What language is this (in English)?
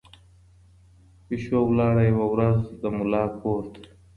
Pashto